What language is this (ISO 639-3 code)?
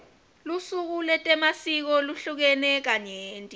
ssw